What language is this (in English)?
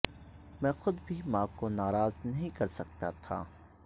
Urdu